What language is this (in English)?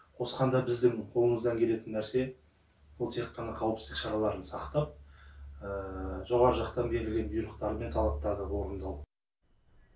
Kazakh